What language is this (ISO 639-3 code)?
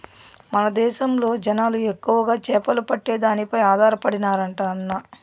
tel